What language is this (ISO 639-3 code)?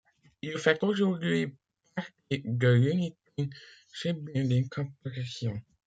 fra